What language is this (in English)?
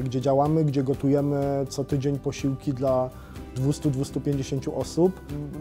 Polish